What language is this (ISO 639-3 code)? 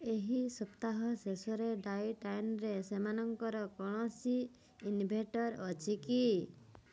ori